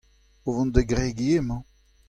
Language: Breton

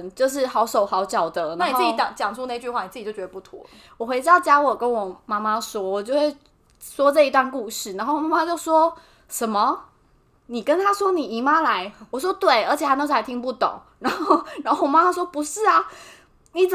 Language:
Chinese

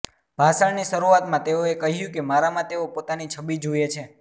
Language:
Gujarati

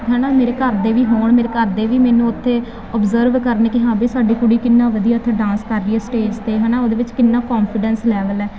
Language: Punjabi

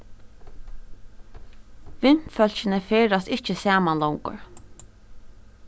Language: Faroese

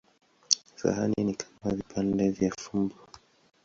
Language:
Swahili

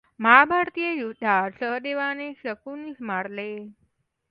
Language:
Marathi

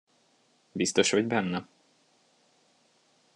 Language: Hungarian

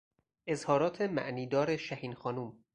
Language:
Persian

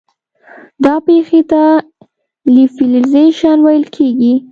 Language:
Pashto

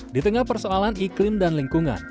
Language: Indonesian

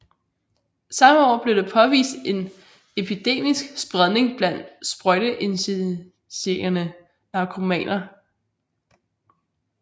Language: Danish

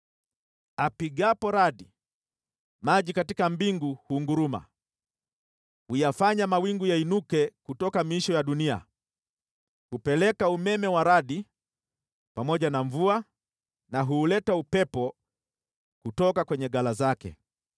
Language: Swahili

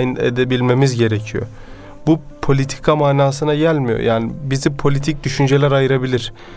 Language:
Turkish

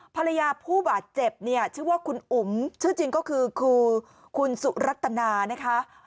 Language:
Thai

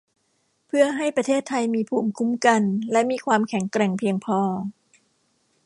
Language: Thai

